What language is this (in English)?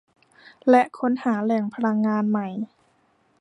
Thai